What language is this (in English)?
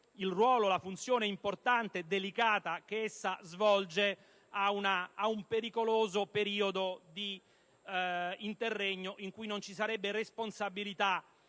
Italian